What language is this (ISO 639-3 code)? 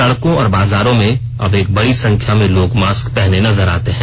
hin